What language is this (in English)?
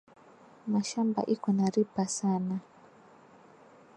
Swahili